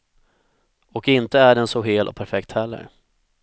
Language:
Swedish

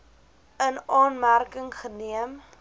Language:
Afrikaans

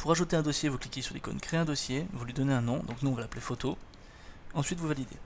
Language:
French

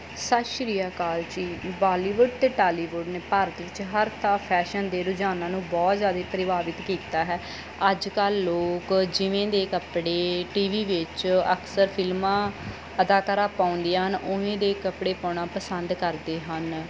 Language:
Punjabi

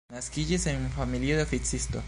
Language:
Esperanto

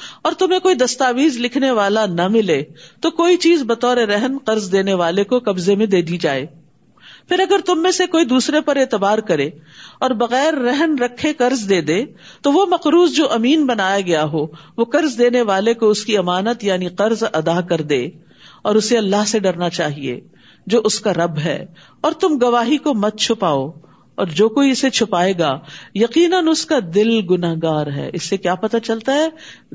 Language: Urdu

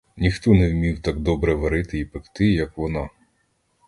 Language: Ukrainian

